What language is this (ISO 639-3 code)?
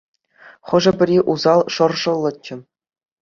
chv